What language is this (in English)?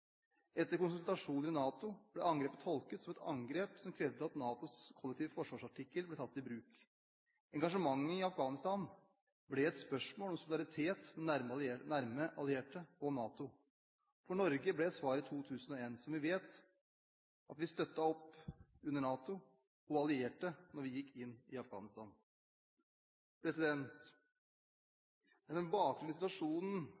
Norwegian Bokmål